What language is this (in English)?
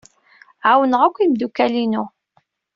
Kabyle